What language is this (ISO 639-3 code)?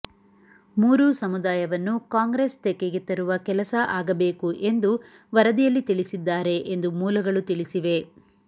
kan